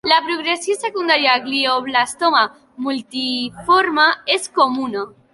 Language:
Catalan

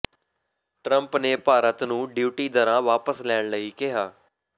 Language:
Punjabi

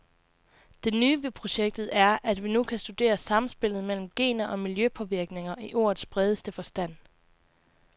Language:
Danish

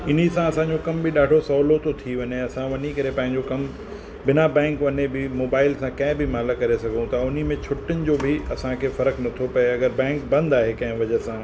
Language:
Sindhi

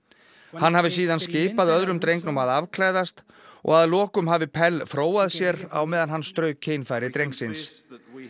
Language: Icelandic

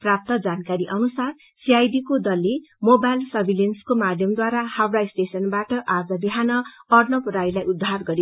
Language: Nepali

